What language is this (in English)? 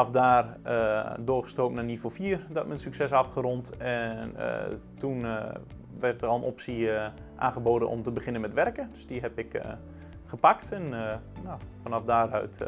Dutch